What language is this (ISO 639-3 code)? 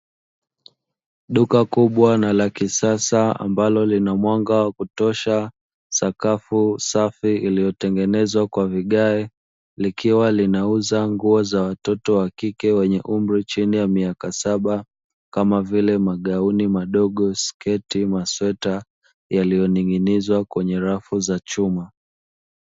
swa